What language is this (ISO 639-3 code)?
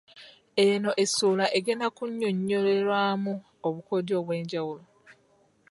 lug